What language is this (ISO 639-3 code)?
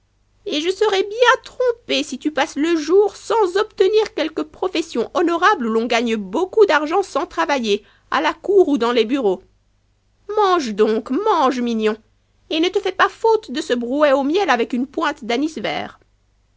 fra